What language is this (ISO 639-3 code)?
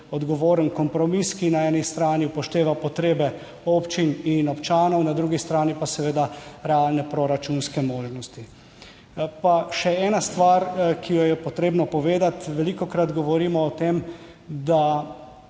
slv